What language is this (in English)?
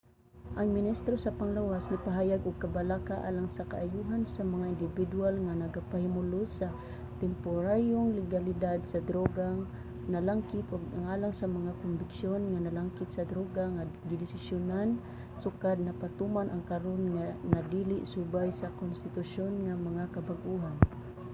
Cebuano